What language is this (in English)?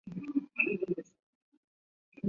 Chinese